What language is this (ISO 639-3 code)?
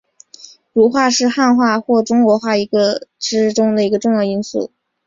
zho